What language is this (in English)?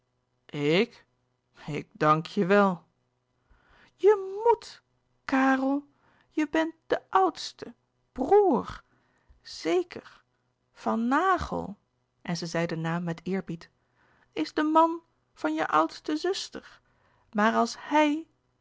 Dutch